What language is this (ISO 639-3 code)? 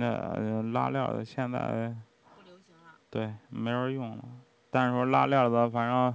zho